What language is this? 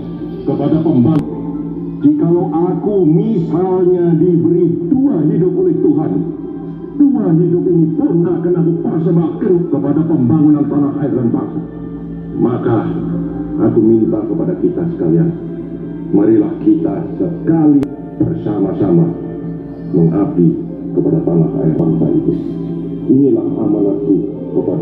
Indonesian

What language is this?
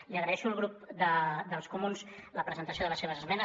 Catalan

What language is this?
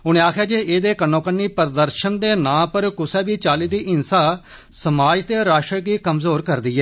Dogri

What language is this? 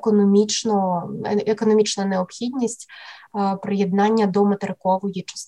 Ukrainian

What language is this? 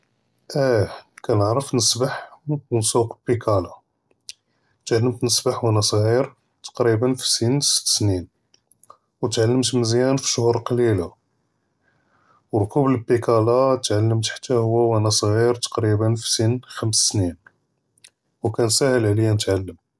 Judeo-Arabic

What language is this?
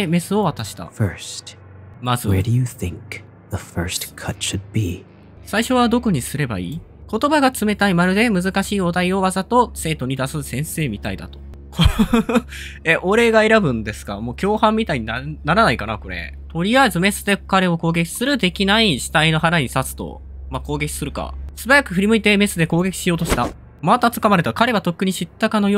Japanese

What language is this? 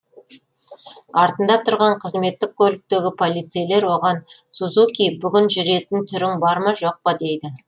Kazakh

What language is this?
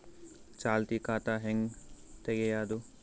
Kannada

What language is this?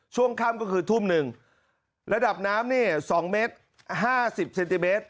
Thai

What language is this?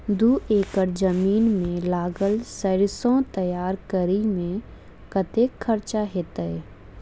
Maithili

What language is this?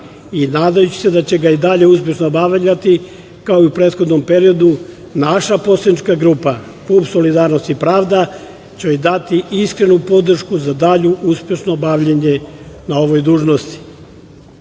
Serbian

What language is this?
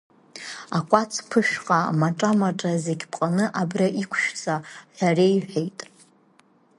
Abkhazian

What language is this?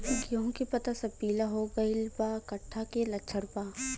Bhojpuri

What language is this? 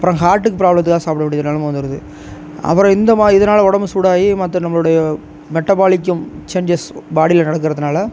Tamil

